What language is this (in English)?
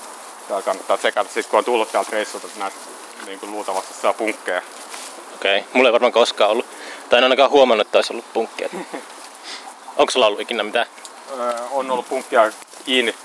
Finnish